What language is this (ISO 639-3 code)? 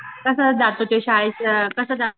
mar